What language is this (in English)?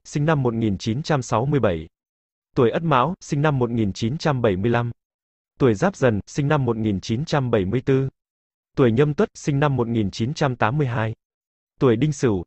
Vietnamese